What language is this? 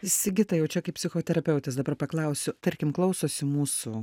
Lithuanian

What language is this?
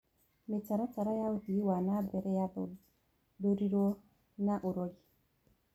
Kikuyu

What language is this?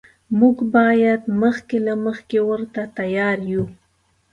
Pashto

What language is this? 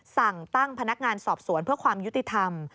Thai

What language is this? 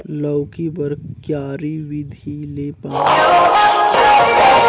Chhattisgarhi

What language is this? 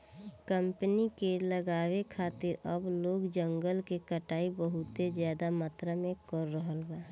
Bhojpuri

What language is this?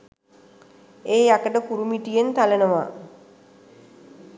Sinhala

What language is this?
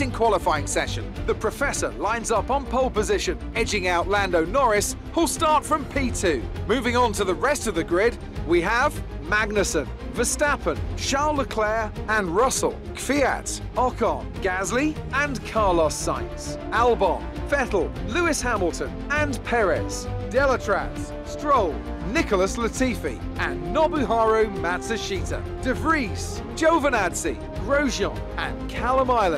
Dutch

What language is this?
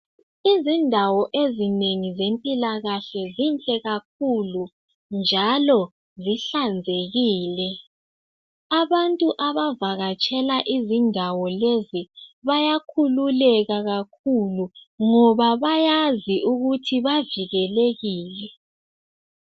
North Ndebele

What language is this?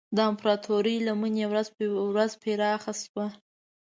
Pashto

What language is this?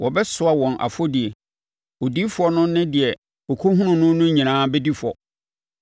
Akan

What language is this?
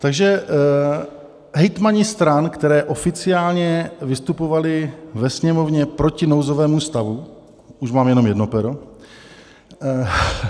Czech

